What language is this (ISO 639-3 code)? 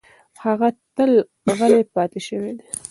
pus